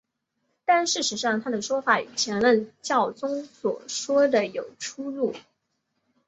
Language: Chinese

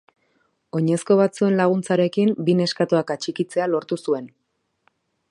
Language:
Basque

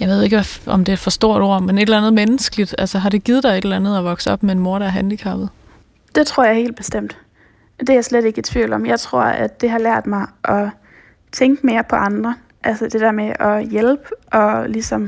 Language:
Danish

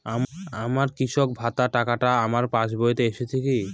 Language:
Bangla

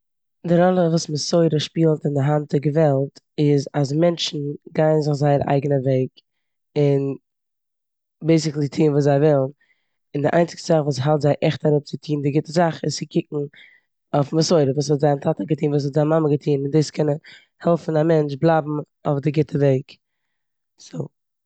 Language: Yiddish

